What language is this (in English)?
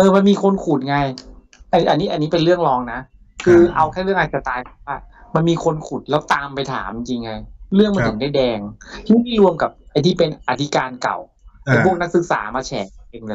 Thai